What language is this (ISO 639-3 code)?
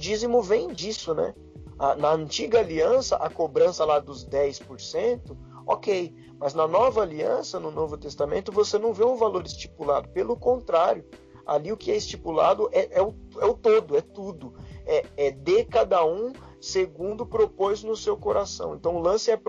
por